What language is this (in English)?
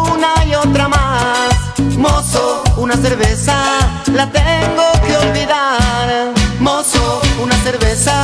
Spanish